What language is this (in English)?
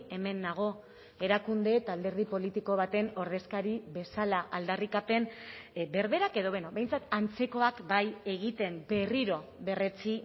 Basque